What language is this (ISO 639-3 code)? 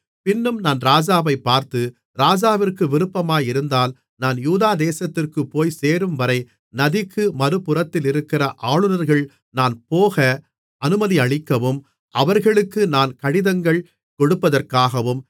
tam